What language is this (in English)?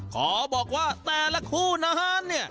Thai